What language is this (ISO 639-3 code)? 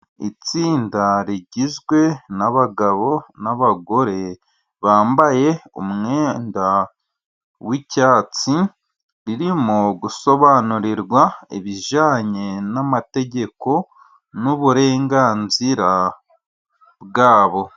kin